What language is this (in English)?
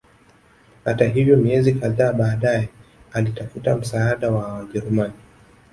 Swahili